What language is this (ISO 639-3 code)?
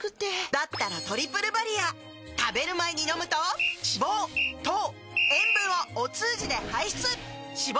jpn